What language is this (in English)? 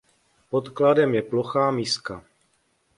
Czech